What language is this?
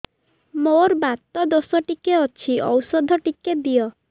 Odia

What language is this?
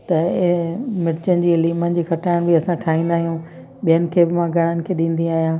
Sindhi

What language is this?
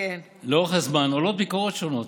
Hebrew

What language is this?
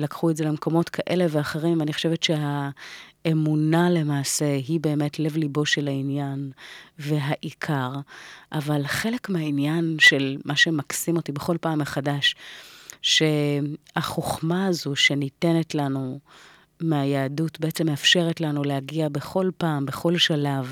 Hebrew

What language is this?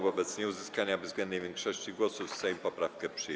Polish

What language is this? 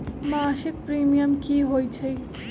Magahi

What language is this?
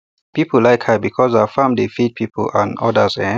Nigerian Pidgin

